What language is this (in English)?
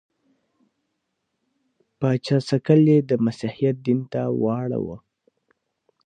Pashto